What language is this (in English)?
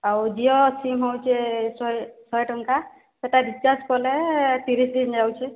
Odia